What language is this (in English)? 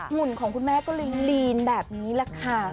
Thai